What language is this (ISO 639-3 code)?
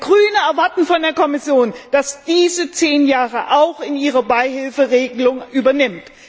deu